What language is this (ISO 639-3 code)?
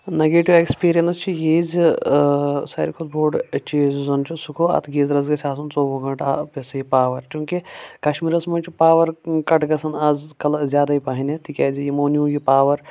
kas